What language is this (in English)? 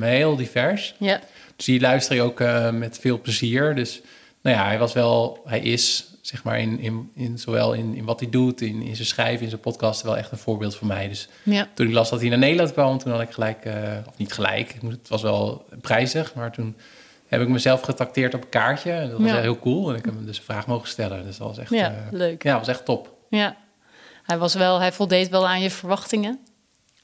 Dutch